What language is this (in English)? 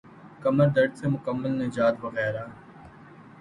Urdu